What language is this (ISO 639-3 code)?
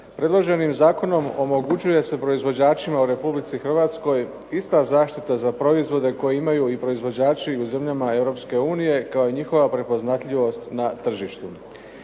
hrv